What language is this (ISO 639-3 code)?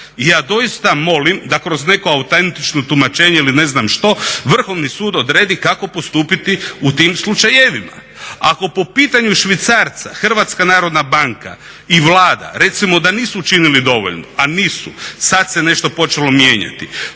hrv